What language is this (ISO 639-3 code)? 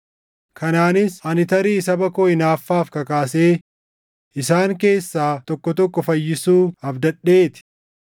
orm